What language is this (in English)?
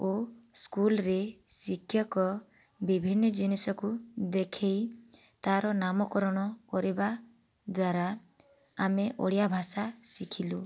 Odia